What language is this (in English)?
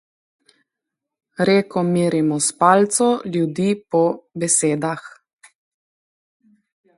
Slovenian